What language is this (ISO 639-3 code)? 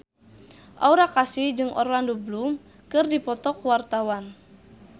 sun